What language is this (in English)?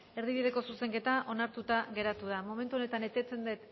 Basque